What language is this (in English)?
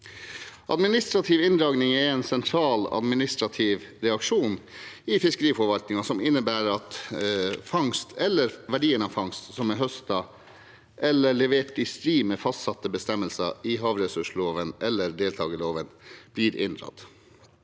Norwegian